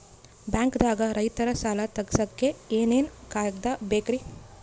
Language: Kannada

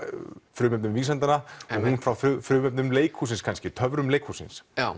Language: Icelandic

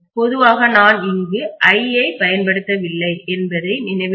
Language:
Tamil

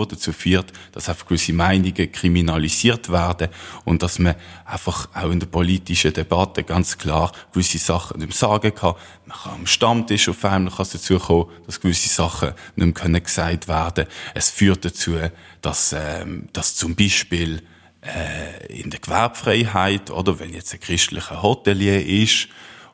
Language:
German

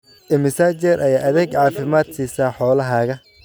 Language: Somali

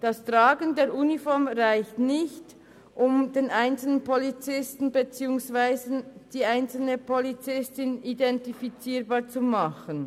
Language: Swiss German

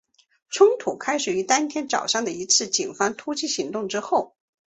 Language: Chinese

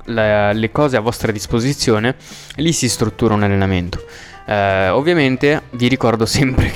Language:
Italian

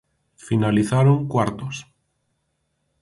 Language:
Galician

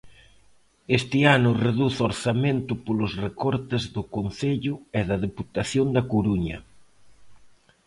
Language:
Galician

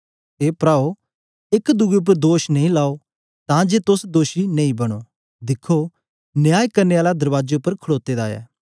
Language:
Dogri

